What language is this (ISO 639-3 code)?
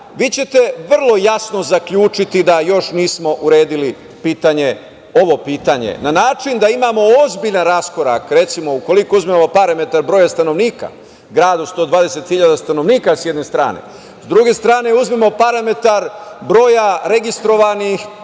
srp